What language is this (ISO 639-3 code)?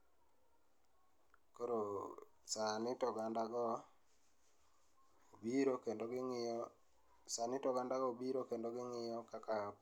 luo